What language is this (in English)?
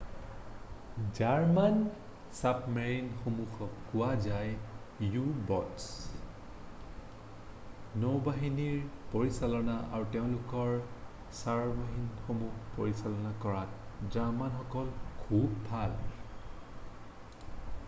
Assamese